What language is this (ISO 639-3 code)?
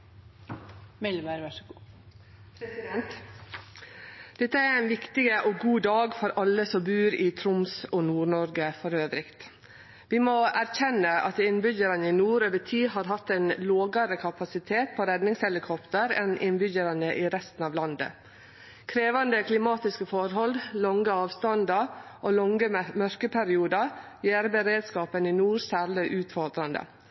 nno